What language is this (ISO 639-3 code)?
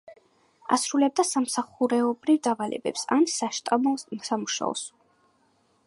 kat